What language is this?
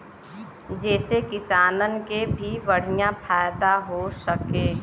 Bhojpuri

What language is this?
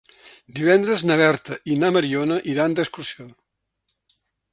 Catalan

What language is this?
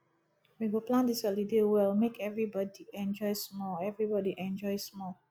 Nigerian Pidgin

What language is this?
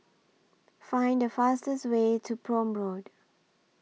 English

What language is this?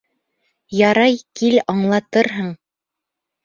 Bashkir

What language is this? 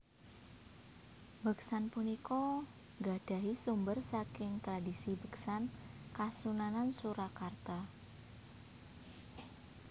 Javanese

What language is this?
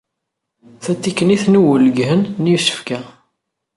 Kabyle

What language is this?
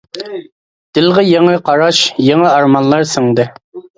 Uyghur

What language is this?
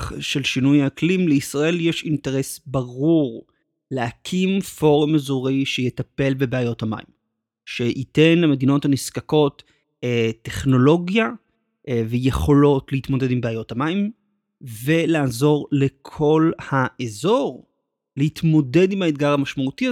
Hebrew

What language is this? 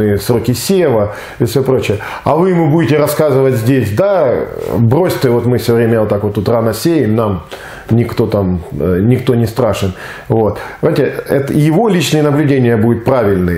Russian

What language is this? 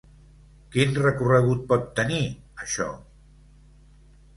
Catalan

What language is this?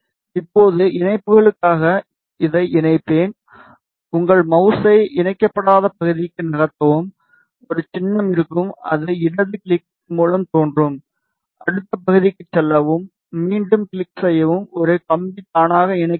Tamil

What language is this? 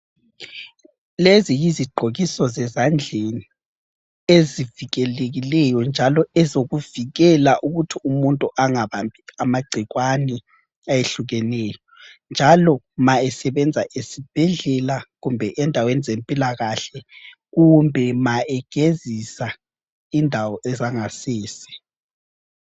North Ndebele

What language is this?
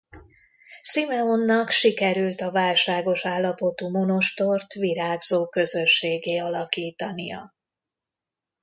Hungarian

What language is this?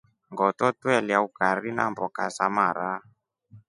Rombo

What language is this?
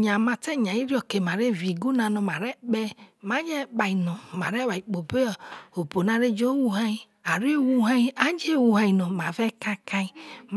Isoko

